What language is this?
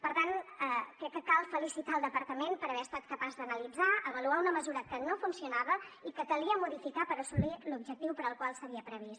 Catalan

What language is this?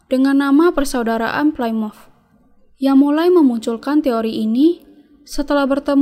Indonesian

